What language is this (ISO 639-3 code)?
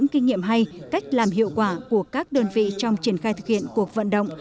vie